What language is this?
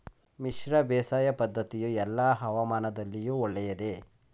Kannada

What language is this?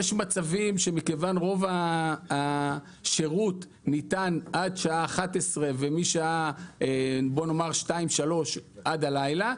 Hebrew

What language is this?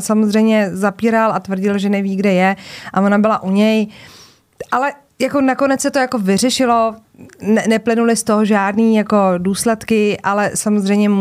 Czech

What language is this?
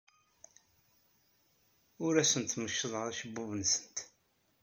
Kabyle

